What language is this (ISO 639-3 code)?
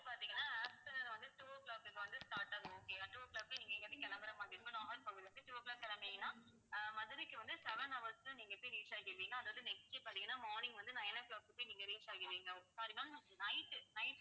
tam